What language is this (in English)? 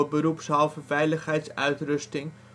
Dutch